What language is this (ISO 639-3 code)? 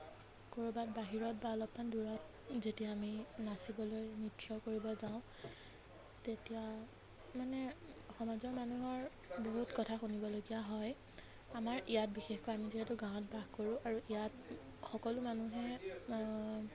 asm